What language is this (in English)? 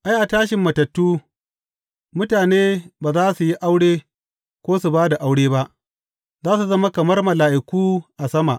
Hausa